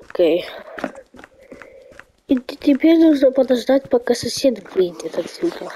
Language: Russian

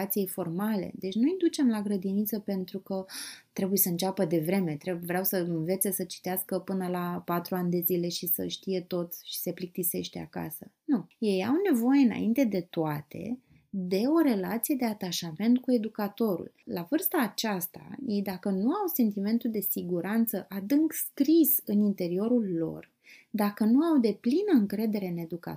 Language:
Romanian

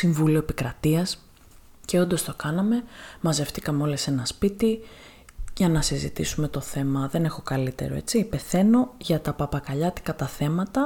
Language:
Greek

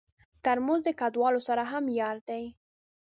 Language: Pashto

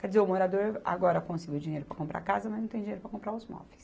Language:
Portuguese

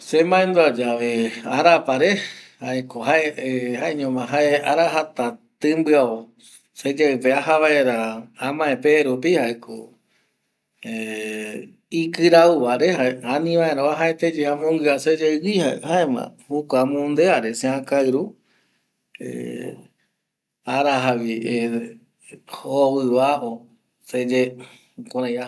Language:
Eastern Bolivian Guaraní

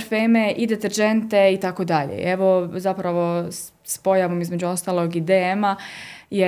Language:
Croatian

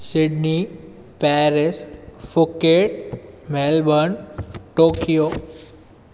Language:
Sindhi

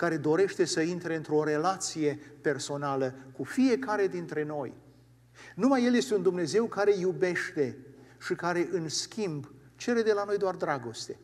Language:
Romanian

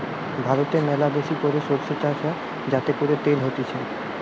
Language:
Bangla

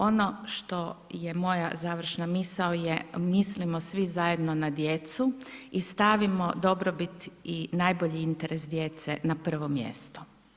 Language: Croatian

